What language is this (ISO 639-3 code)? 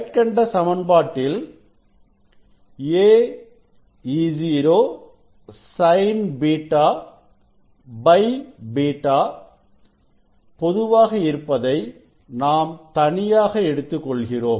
tam